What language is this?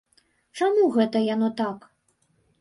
Belarusian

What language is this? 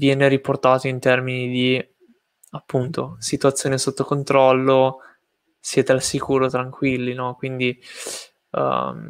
Italian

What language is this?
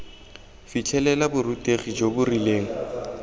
Tswana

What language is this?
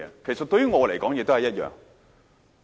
Cantonese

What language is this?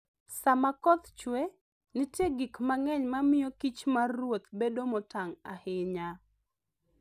Luo (Kenya and Tanzania)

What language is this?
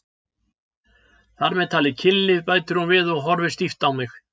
Icelandic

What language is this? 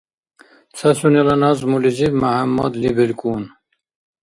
Dargwa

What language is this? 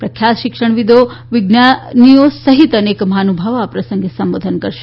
Gujarati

